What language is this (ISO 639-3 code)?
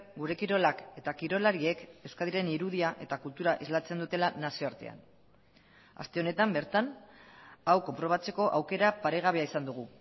eus